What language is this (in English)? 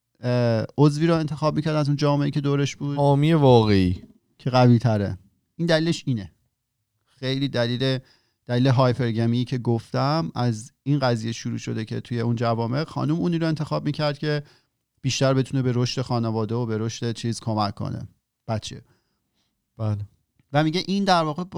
Persian